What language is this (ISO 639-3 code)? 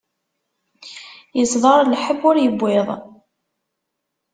kab